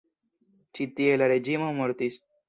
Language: Esperanto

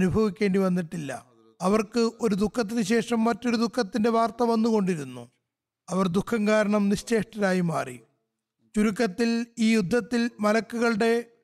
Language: Malayalam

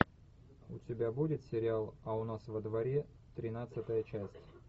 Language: Russian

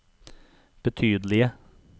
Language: Norwegian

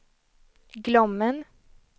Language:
Swedish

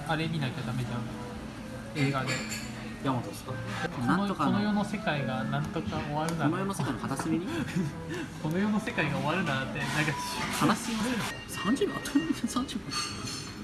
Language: Japanese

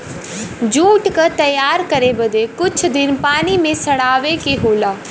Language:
Bhojpuri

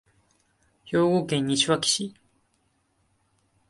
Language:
Japanese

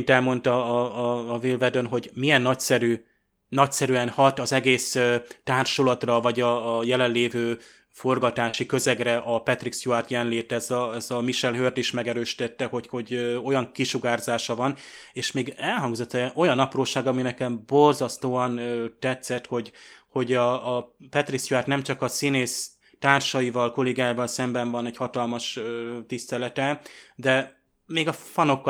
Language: Hungarian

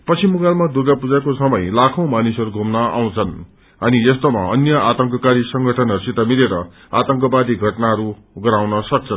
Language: Nepali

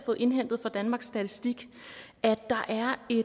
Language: Danish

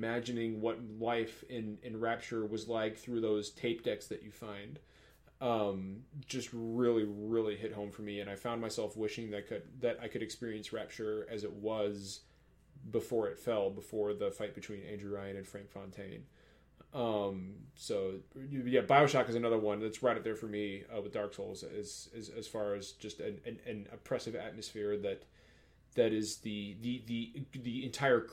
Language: English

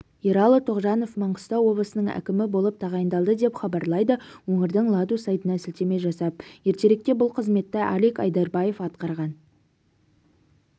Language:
Kazakh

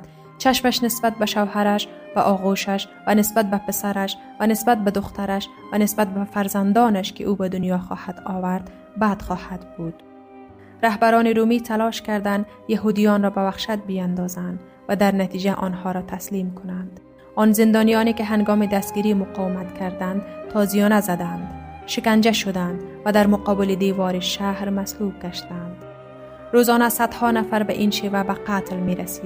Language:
Persian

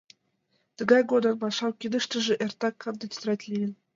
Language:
Mari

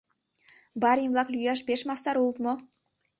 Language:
Mari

